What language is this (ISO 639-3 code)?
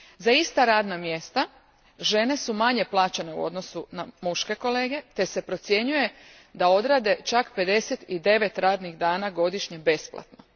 hrv